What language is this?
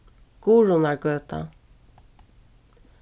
Faroese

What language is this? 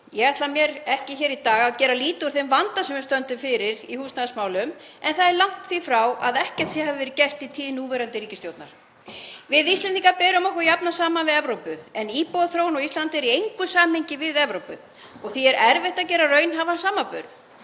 Icelandic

